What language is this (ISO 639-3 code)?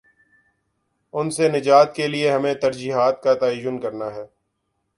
urd